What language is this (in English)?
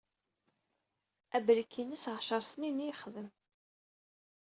Kabyle